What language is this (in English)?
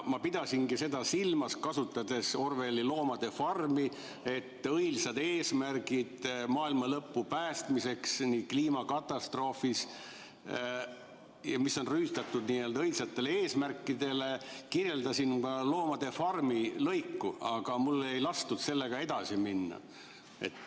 Estonian